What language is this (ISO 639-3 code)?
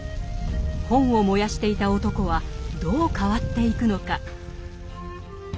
jpn